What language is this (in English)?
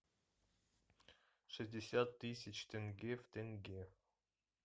Russian